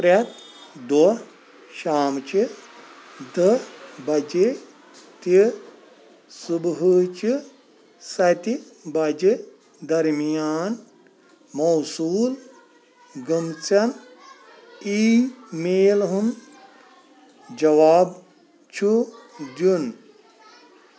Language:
Kashmiri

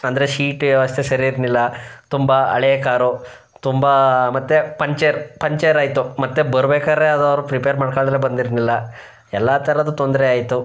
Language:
Kannada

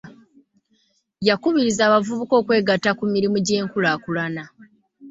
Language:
Ganda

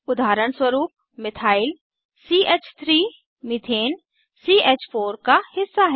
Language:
Hindi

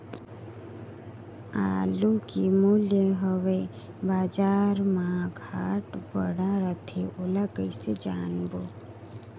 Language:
Chhattisgarhi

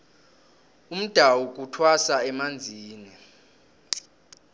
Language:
South Ndebele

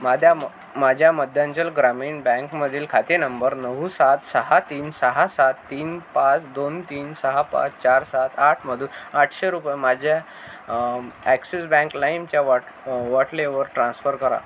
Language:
Marathi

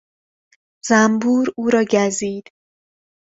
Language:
Persian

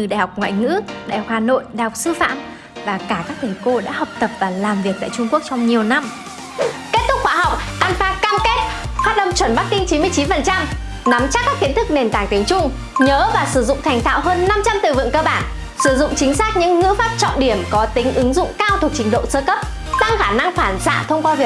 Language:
Vietnamese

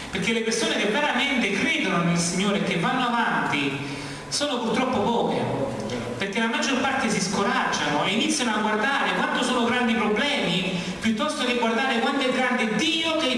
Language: Italian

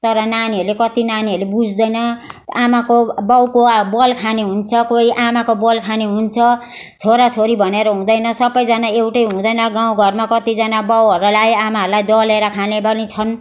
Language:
Nepali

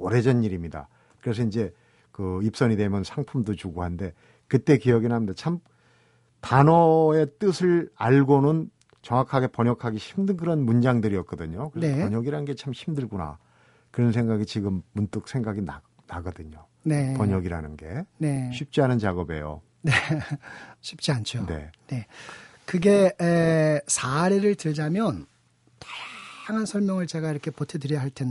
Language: Korean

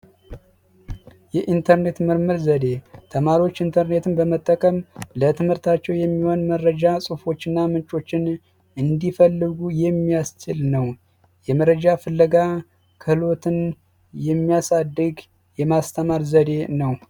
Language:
Amharic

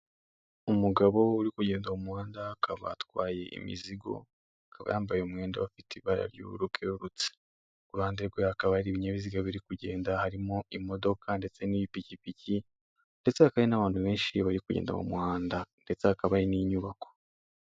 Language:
Kinyarwanda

